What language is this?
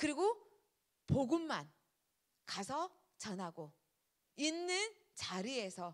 Korean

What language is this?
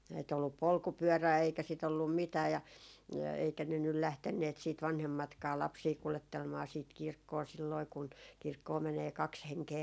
Finnish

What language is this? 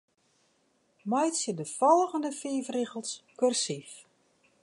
Western Frisian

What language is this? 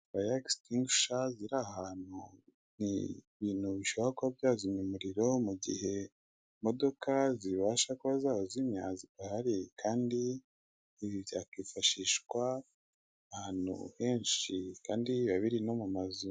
Kinyarwanda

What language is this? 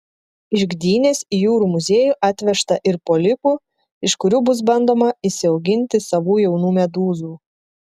Lithuanian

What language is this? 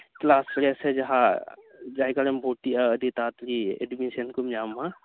Santali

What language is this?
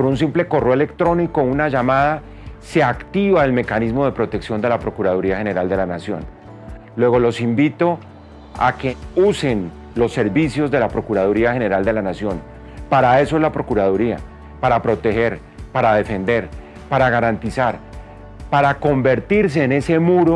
Spanish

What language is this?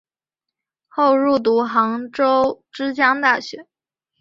Chinese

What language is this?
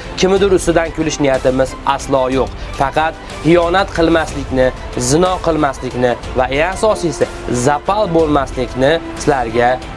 Turkish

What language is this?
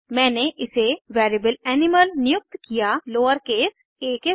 Hindi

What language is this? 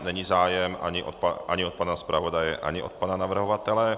Czech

